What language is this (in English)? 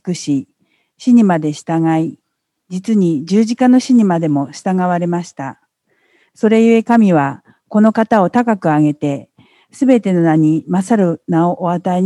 Japanese